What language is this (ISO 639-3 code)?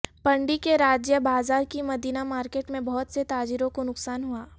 urd